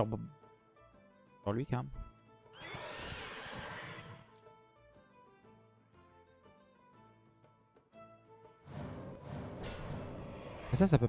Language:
French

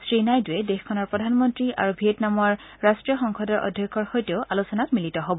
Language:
Assamese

